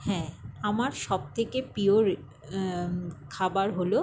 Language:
Bangla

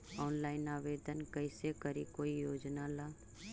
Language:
Magahi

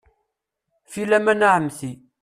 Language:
Kabyle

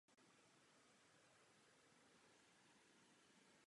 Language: Czech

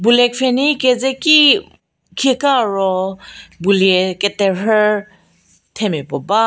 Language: Angami Naga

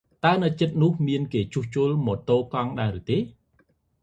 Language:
Khmer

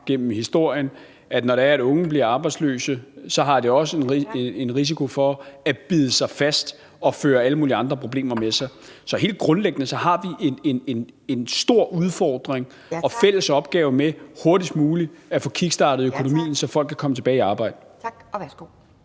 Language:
Danish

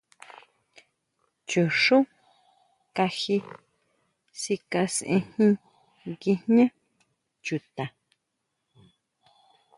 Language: Huautla Mazatec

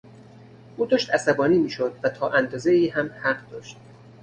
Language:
Persian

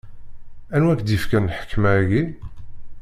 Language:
Kabyle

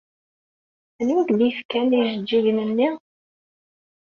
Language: Kabyle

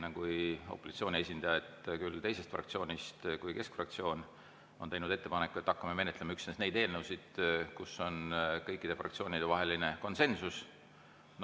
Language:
Estonian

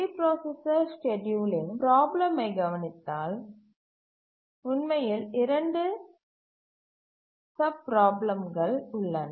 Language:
Tamil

